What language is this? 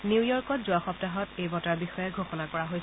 Assamese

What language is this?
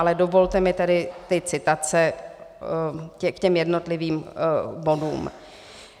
Czech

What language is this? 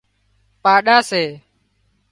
Wadiyara Koli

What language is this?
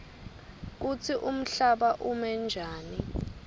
Swati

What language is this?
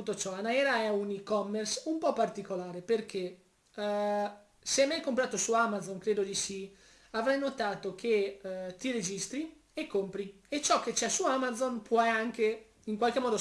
Italian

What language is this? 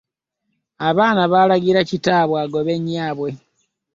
Ganda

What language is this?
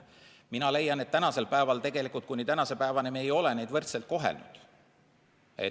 Estonian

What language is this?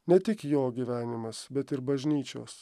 Lithuanian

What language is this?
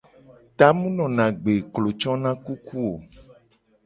Gen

